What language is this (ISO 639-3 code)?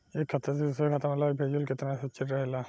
bho